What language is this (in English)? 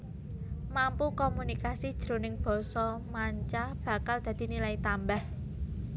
Javanese